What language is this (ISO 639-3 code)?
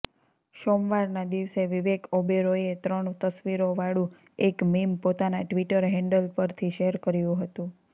guj